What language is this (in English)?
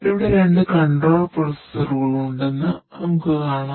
Malayalam